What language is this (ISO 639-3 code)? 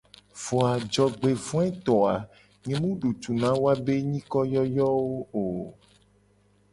gej